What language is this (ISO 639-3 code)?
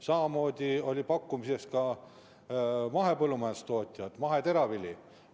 est